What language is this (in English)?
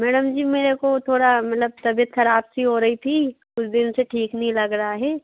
Hindi